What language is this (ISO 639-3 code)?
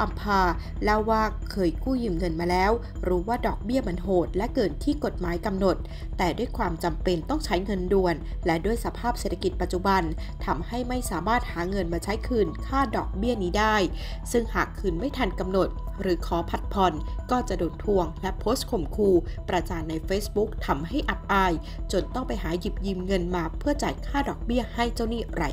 tha